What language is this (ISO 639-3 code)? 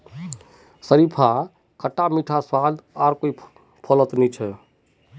mag